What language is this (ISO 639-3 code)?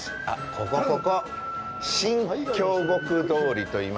jpn